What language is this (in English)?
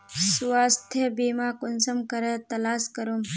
Magahi